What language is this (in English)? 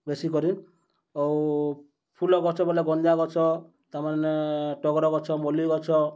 Odia